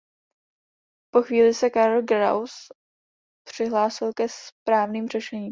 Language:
Czech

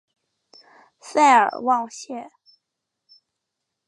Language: Chinese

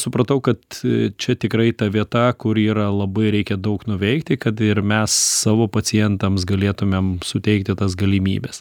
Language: Lithuanian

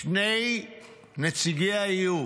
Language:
Hebrew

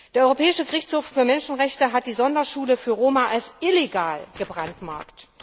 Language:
German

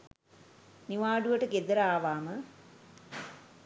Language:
Sinhala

